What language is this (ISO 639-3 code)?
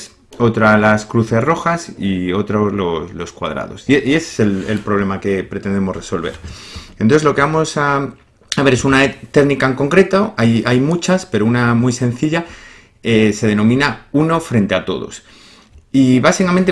spa